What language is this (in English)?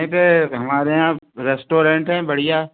Hindi